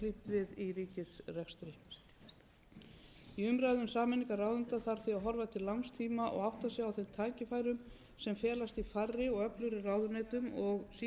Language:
Icelandic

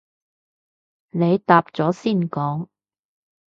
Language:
Cantonese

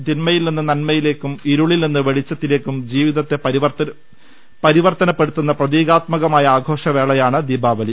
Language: Malayalam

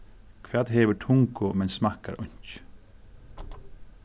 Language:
Faroese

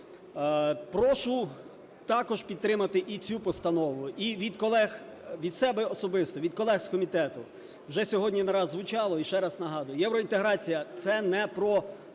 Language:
Ukrainian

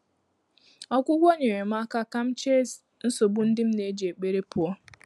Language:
Igbo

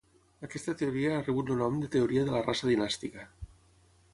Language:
Catalan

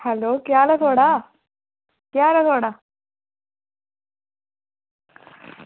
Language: Dogri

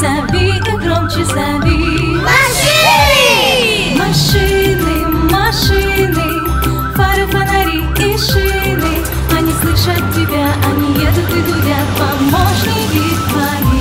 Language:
Russian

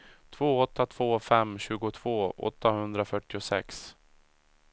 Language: Swedish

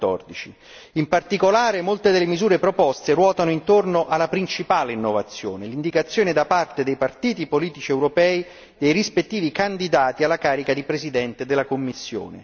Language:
Italian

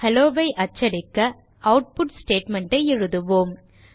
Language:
Tamil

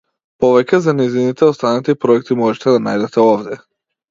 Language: Macedonian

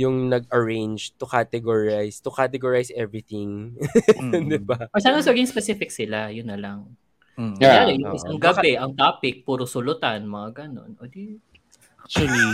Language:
Filipino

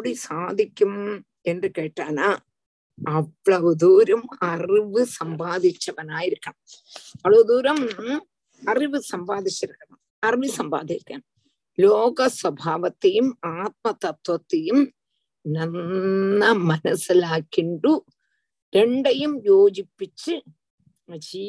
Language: Tamil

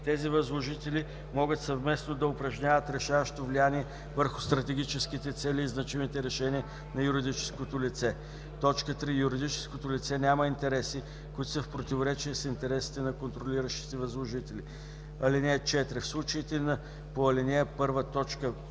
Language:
Bulgarian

